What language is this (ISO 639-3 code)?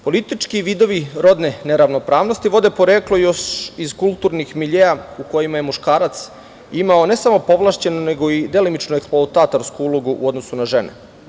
srp